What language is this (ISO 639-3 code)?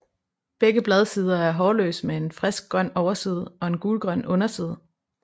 dan